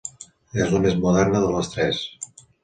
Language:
Catalan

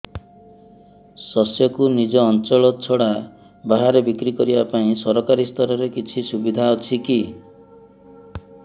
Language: Odia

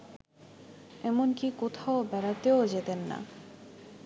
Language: Bangla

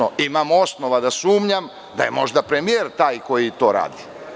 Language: Serbian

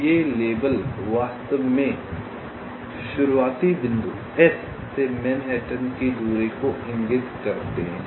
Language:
Hindi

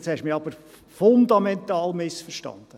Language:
Swiss German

